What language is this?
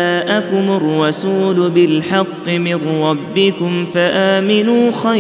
Arabic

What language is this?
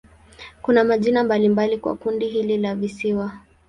Swahili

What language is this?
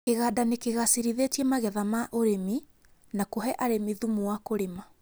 Kikuyu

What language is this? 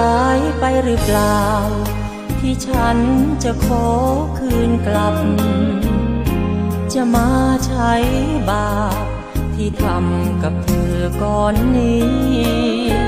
Thai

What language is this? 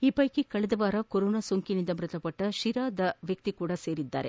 Kannada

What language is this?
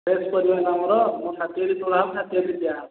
Odia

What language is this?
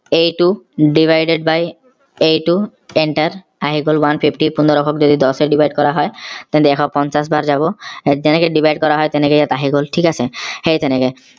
Assamese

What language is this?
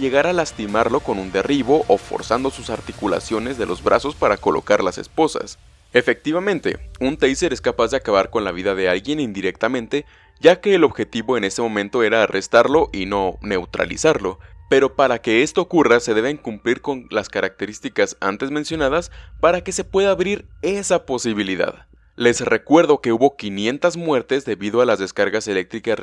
Spanish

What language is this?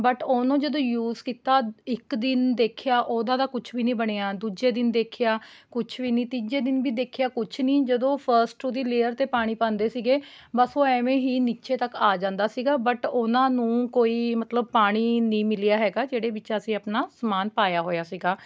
Punjabi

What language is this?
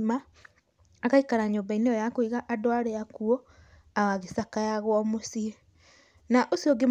Kikuyu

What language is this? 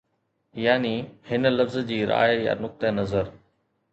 Sindhi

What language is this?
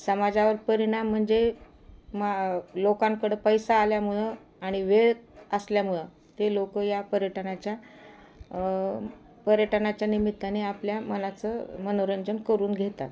Marathi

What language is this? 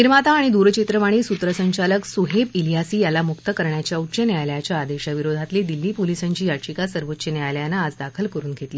Marathi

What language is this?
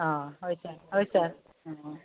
Assamese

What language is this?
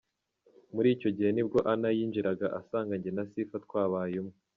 Kinyarwanda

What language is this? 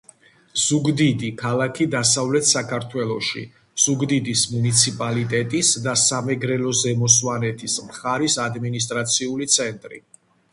Georgian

